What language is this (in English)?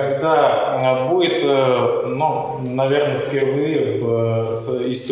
Russian